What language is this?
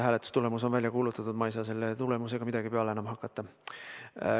Estonian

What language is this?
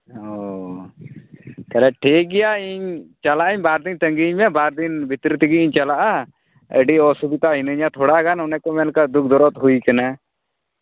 Santali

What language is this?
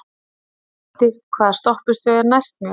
Icelandic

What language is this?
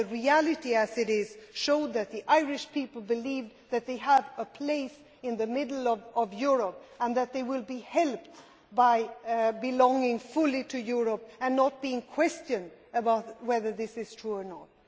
English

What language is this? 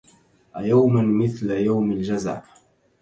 Arabic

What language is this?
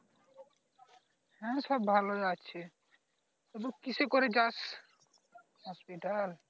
Bangla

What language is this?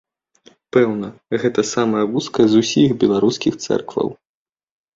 Belarusian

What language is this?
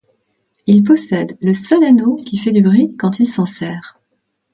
French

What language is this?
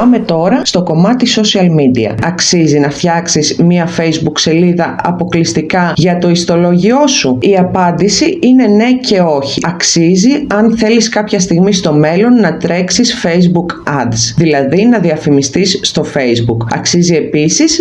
Greek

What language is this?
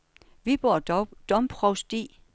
Danish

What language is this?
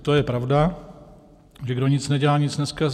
Czech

